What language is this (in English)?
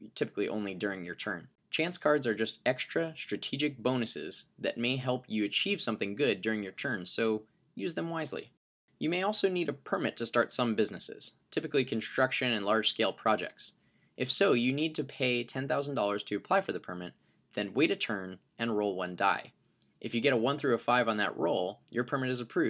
English